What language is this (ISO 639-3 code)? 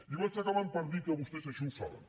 cat